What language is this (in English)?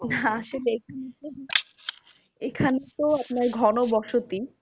Bangla